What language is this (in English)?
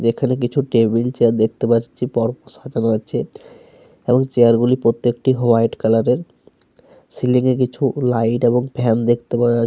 Bangla